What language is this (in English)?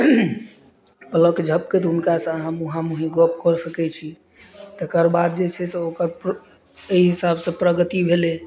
Maithili